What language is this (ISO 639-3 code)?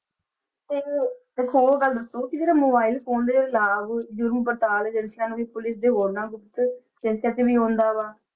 pan